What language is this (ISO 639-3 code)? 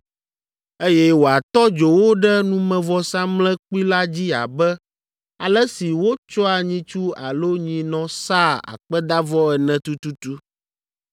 ewe